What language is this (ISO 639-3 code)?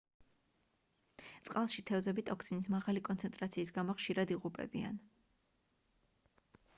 kat